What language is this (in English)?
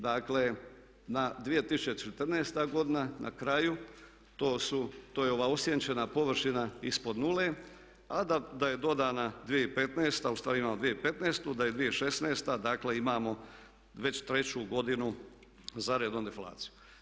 Croatian